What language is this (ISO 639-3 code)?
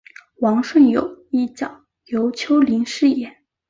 zho